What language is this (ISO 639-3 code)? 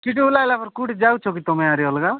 ori